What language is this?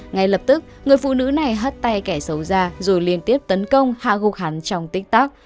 Vietnamese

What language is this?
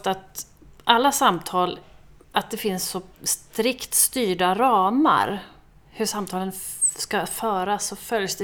Swedish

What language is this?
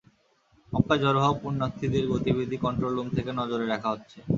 Bangla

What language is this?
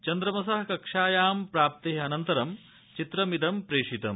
Sanskrit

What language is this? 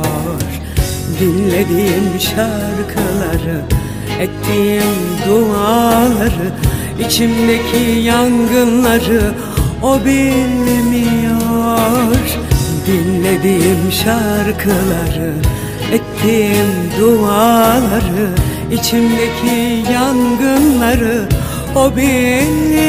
Turkish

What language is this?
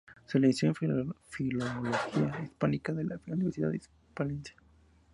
Spanish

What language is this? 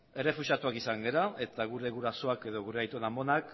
Basque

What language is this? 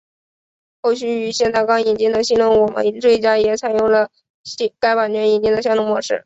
Chinese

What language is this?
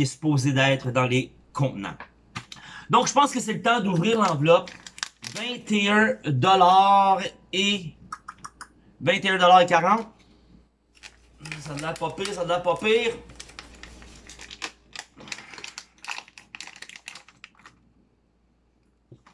French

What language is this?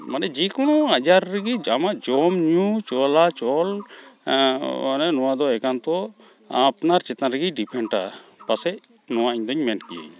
Santali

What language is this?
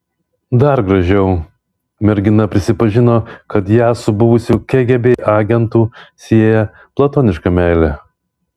Lithuanian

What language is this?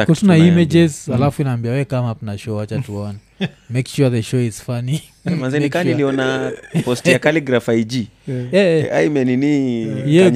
Swahili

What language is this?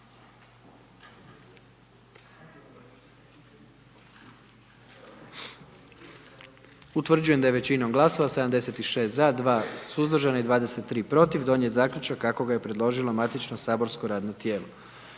Croatian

